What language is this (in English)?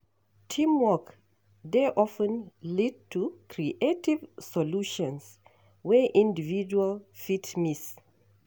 Nigerian Pidgin